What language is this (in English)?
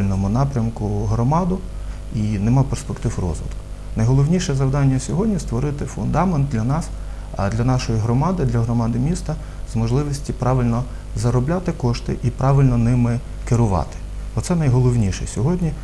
Ukrainian